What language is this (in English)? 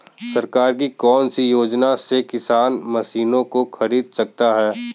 Hindi